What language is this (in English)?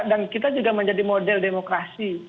Indonesian